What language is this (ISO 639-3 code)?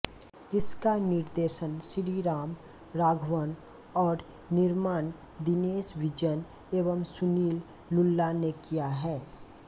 hin